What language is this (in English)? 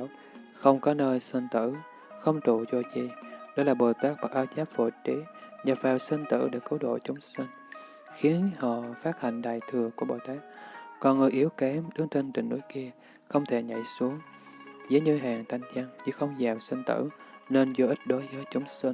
Vietnamese